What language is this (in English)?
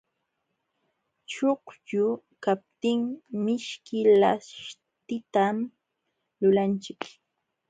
Jauja Wanca Quechua